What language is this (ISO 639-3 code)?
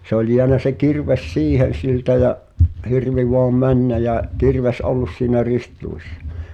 fin